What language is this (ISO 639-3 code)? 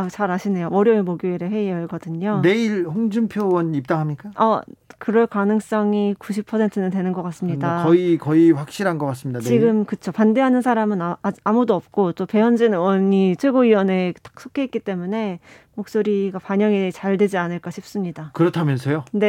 kor